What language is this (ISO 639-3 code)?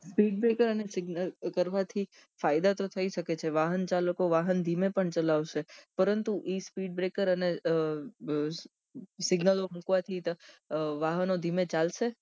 guj